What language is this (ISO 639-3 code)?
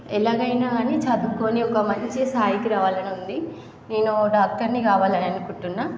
tel